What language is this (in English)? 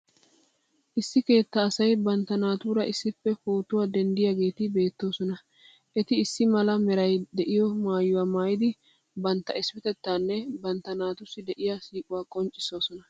Wolaytta